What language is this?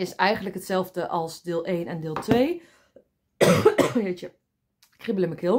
Dutch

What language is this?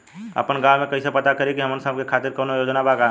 Bhojpuri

